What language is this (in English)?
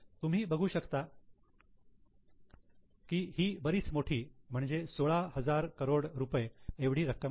Marathi